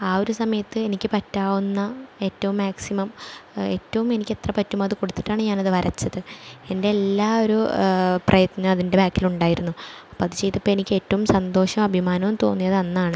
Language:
Malayalam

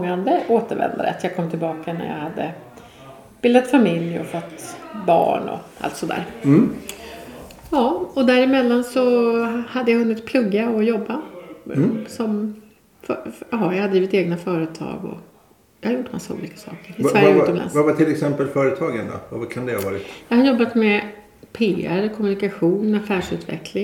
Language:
Swedish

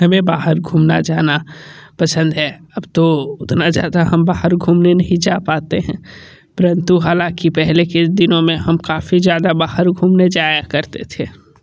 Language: Hindi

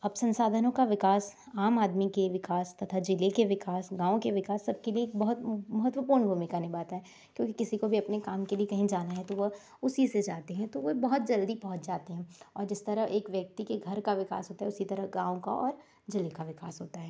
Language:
Hindi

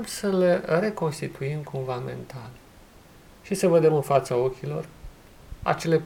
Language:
Romanian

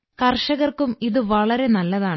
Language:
Malayalam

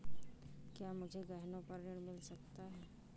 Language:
Hindi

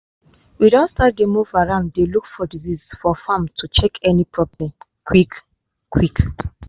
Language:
Nigerian Pidgin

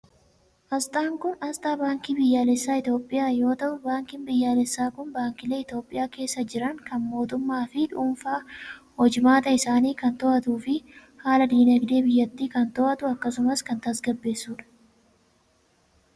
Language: Oromo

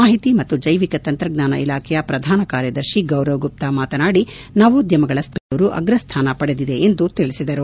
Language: Kannada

